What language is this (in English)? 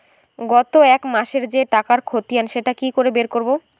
Bangla